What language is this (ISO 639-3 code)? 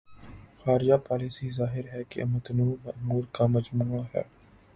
urd